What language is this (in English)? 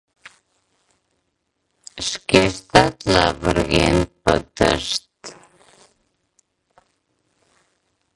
Mari